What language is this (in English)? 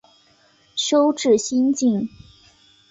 Chinese